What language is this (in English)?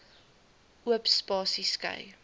Afrikaans